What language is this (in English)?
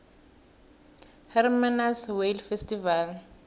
South Ndebele